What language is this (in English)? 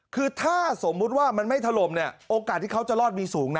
Thai